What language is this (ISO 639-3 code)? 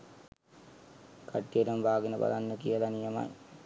sin